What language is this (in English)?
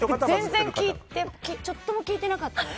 Japanese